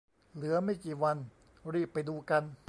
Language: Thai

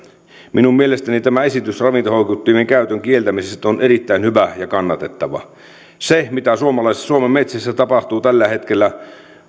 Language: Finnish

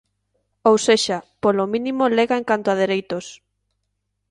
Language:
Galician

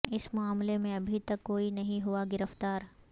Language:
Urdu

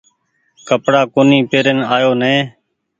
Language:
Goaria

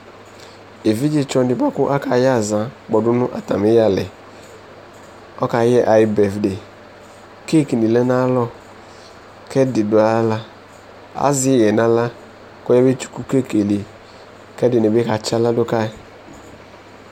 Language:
Ikposo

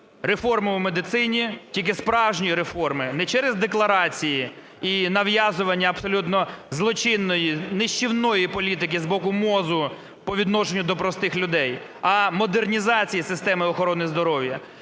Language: Ukrainian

